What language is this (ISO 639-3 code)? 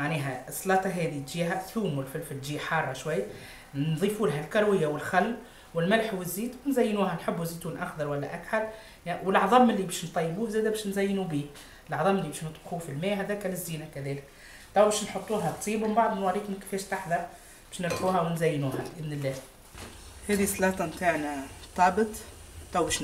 ara